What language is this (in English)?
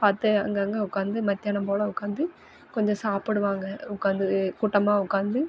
Tamil